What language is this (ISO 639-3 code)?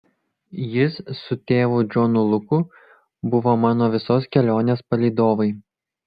lit